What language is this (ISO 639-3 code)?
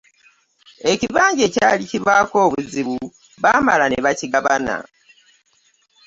lug